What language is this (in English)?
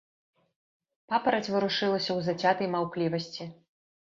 Belarusian